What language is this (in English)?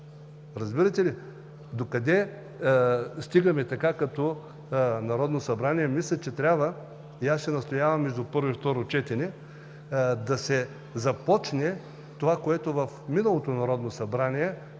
Bulgarian